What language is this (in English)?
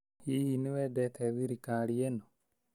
Kikuyu